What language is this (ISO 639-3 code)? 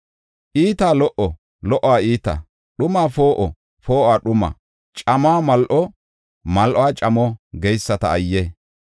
gof